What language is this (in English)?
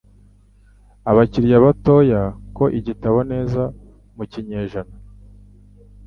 Kinyarwanda